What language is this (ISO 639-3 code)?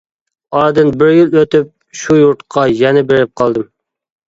uig